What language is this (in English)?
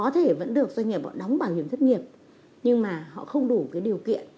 Vietnamese